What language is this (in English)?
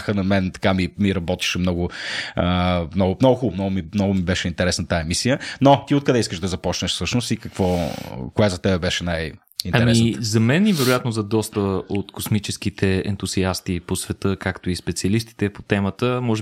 Bulgarian